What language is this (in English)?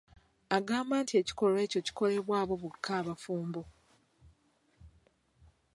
Ganda